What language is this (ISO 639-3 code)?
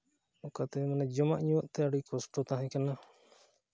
sat